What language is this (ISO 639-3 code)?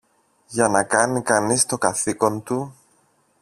ell